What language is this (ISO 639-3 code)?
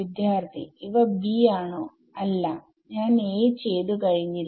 mal